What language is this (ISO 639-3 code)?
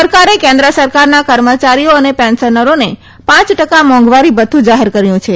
guj